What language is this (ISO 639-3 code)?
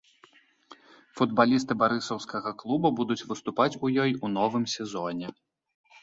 bel